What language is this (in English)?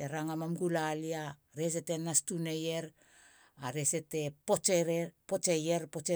Halia